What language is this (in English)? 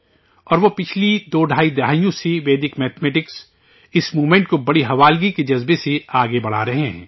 Urdu